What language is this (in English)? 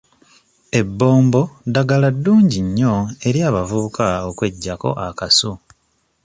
Ganda